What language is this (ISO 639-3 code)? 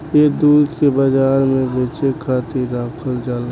bho